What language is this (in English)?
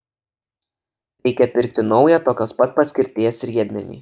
Lithuanian